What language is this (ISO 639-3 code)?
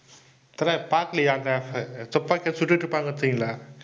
tam